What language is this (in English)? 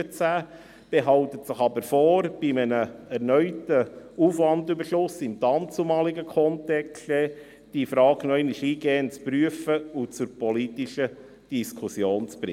Swiss German